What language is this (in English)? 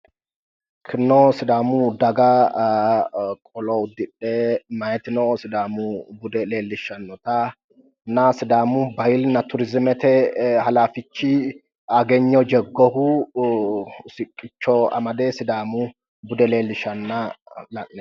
Sidamo